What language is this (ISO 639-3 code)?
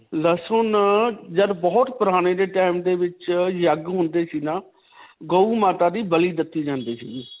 pan